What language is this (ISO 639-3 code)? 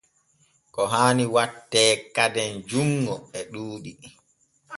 fue